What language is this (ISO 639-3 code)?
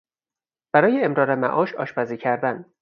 fas